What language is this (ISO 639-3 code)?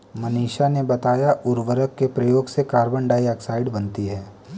hin